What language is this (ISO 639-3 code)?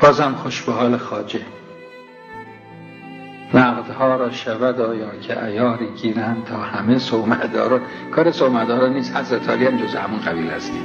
fas